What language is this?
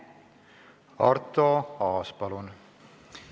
Estonian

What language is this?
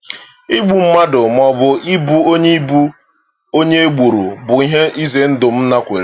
Igbo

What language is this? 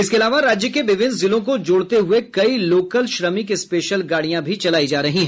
Hindi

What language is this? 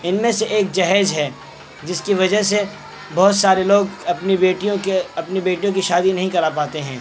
Urdu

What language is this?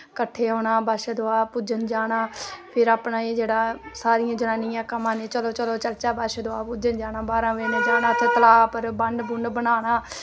Dogri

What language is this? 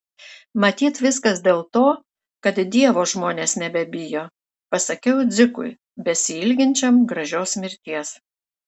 Lithuanian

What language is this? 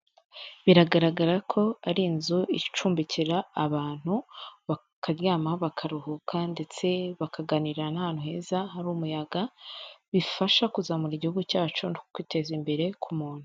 Kinyarwanda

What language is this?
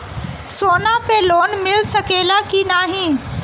Bhojpuri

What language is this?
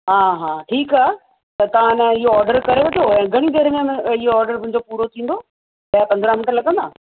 Sindhi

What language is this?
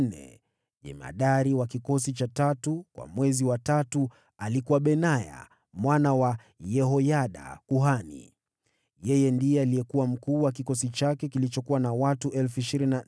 Swahili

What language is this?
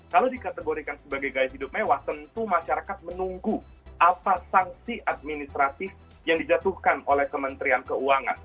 Indonesian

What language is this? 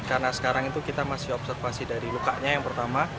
Indonesian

